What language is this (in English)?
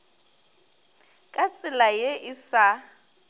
Northern Sotho